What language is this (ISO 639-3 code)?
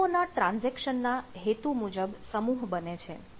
guj